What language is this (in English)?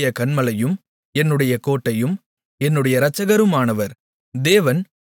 Tamil